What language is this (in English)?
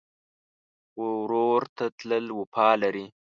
Pashto